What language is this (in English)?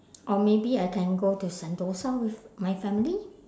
English